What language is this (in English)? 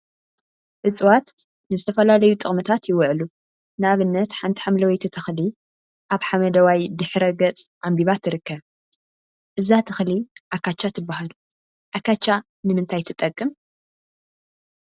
Tigrinya